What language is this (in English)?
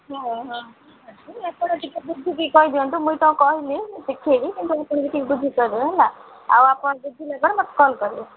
Odia